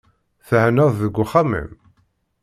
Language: Kabyle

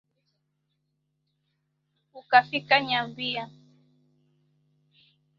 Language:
Swahili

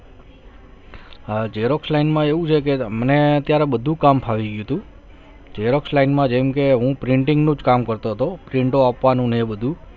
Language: Gujarati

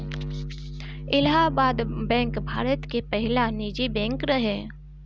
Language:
Bhojpuri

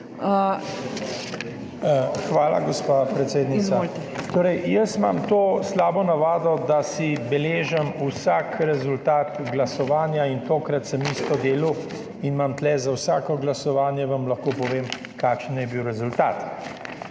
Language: Slovenian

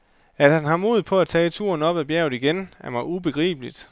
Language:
Danish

